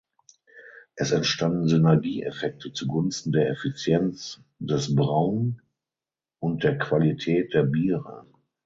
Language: German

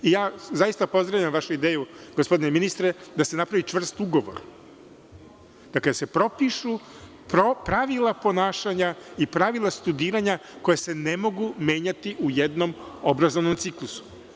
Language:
Serbian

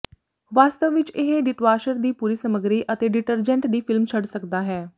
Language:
Punjabi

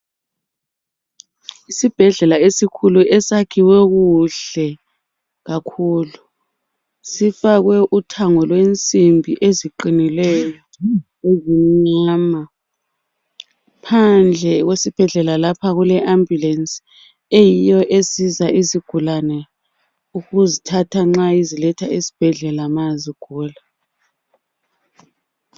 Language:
North Ndebele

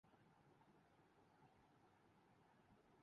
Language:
Urdu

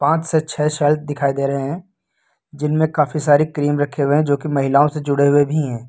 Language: Hindi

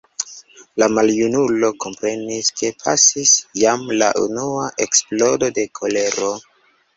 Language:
Esperanto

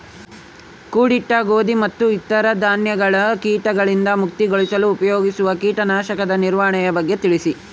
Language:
Kannada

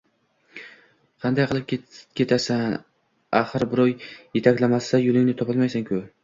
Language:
Uzbek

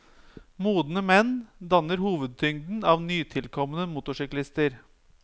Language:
Norwegian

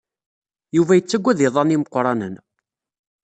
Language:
Kabyle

